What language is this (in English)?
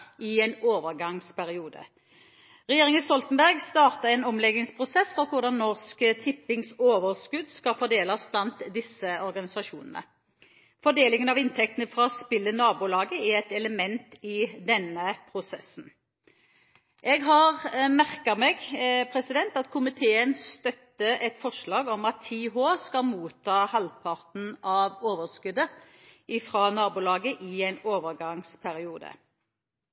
Norwegian Bokmål